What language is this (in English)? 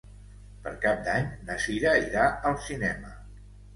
Catalan